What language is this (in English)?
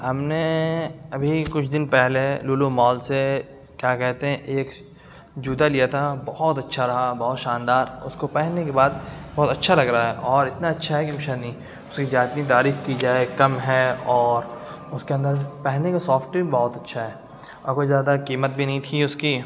Urdu